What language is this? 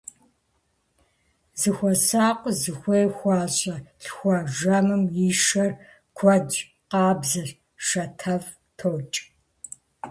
Kabardian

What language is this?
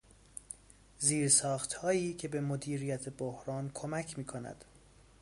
Persian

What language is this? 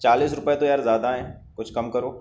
Urdu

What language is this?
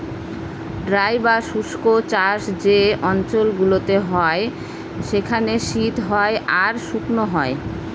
Bangla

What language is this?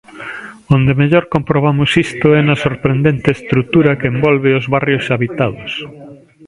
Galician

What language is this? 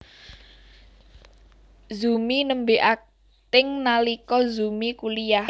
Javanese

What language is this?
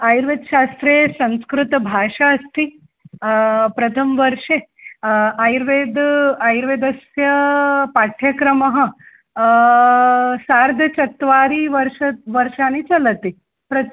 Sanskrit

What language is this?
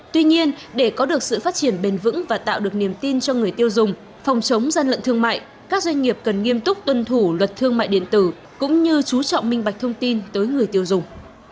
Vietnamese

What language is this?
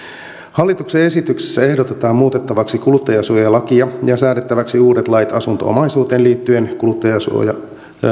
Finnish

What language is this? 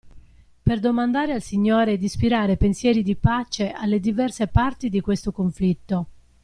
Italian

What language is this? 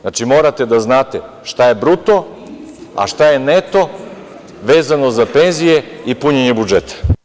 Serbian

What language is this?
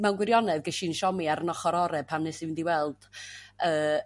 Welsh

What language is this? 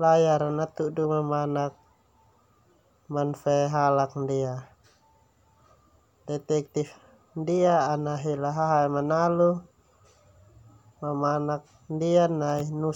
Termanu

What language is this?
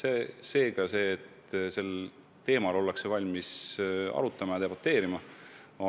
Estonian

